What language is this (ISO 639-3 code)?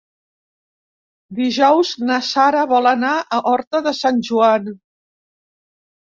cat